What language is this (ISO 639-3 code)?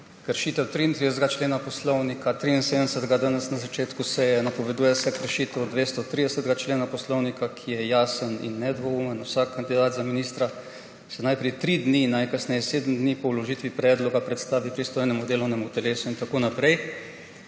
slv